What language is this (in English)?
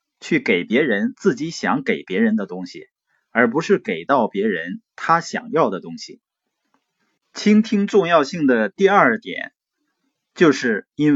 Chinese